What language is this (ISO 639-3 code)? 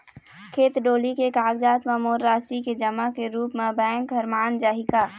hne